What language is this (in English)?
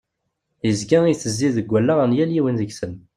Kabyle